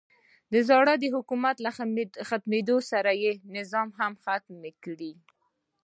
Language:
Pashto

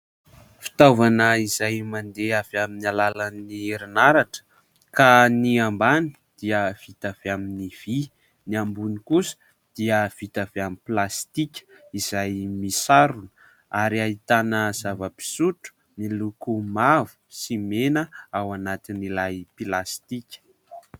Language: Malagasy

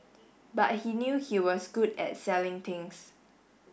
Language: English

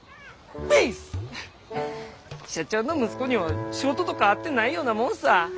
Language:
Japanese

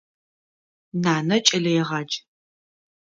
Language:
Adyghe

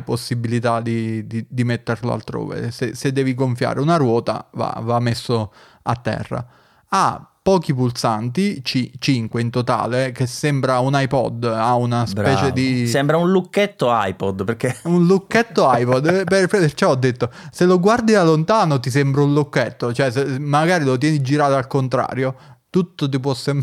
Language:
Italian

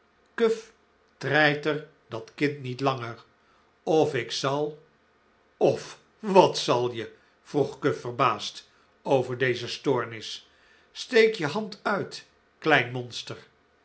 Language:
Dutch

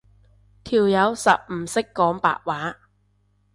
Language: Cantonese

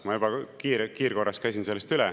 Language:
Estonian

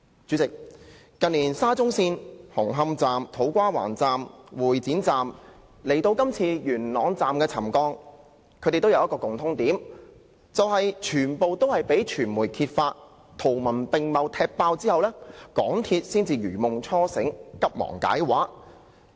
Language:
Cantonese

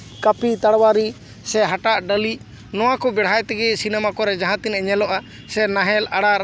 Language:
Santali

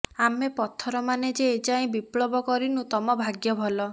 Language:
Odia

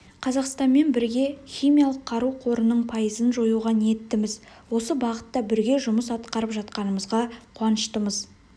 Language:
Kazakh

